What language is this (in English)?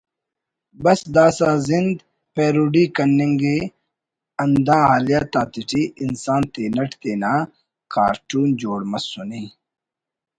Brahui